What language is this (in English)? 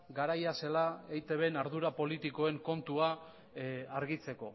Basque